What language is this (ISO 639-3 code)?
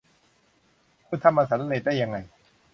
tha